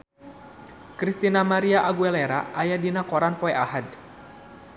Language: Sundanese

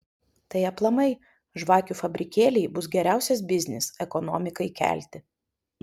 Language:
Lithuanian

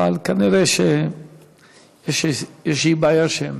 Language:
Hebrew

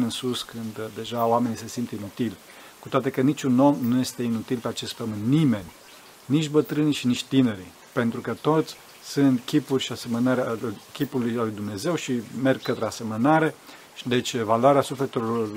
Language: Romanian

